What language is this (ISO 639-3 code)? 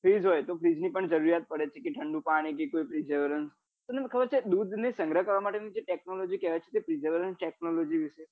guj